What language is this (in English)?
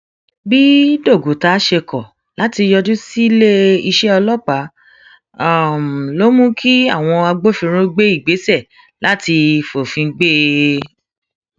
Yoruba